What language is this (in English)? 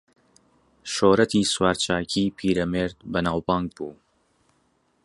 Central Kurdish